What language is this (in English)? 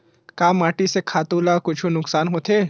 Chhattisgarhi